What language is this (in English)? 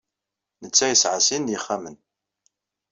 Kabyle